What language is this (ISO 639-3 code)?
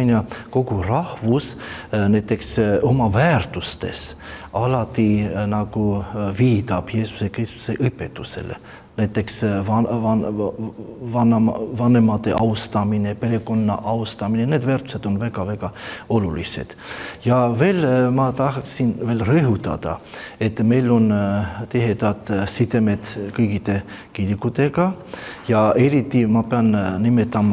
ron